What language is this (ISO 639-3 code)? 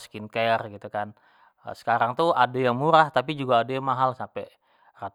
jax